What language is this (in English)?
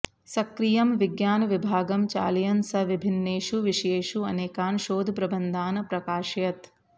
Sanskrit